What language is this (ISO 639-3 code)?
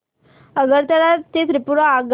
mar